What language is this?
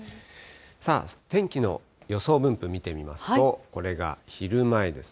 Japanese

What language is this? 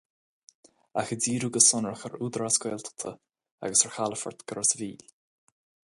Irish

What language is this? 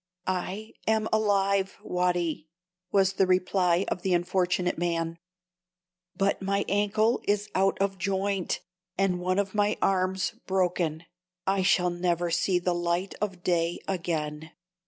English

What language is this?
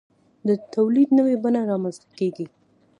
Pashto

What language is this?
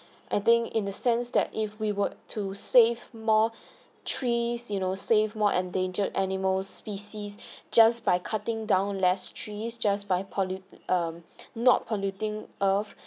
English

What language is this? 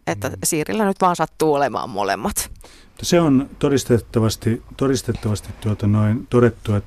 Finnish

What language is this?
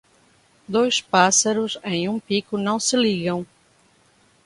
Portuguese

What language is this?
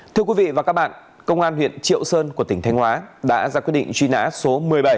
Vietnamese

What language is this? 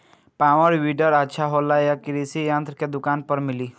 Bhojpuri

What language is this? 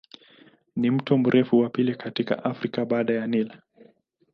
Swahili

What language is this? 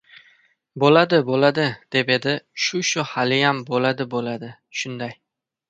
Uzbek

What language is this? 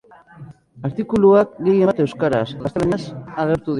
Basque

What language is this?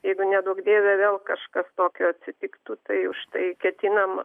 Lithuanian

